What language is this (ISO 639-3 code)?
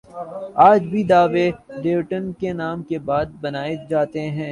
urd